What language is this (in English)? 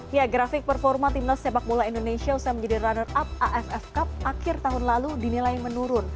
Indonesian